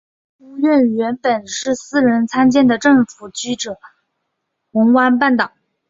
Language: Chinese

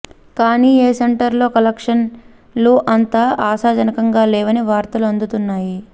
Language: Telugu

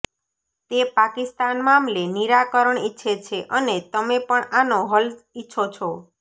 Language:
Gujarati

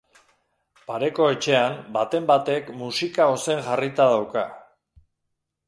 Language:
Basque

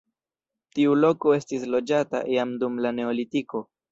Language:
Esperanto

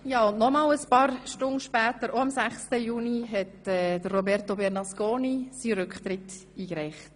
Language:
Swiss German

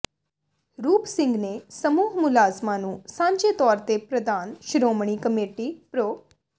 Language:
Punjabi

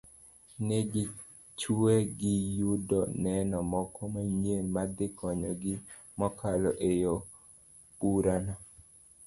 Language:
Luo (Kenya and Tanzania)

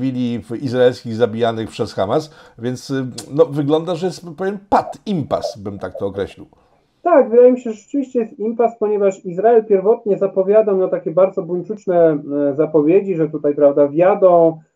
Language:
Polish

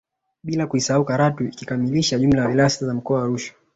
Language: Swahili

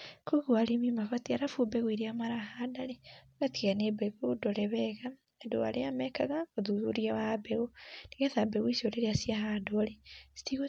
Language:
Kikuyu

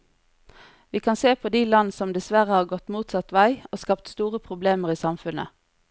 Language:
Norwegian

